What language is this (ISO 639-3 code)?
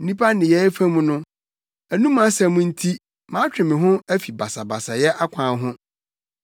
aka